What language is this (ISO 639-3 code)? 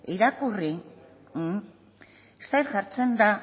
eus